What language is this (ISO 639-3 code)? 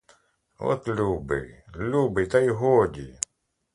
ukr